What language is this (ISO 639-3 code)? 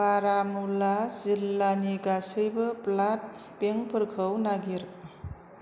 brx